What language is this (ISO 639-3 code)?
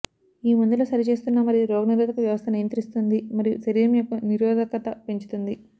tel